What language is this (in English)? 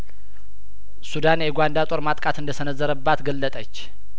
Amharic